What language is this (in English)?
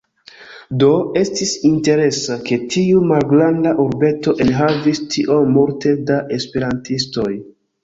Esperanto